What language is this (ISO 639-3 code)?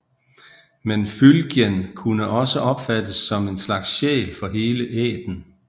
dan